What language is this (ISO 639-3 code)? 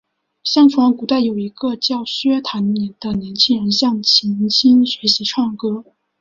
zho